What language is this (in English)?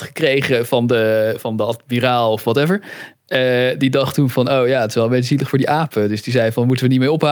Dutch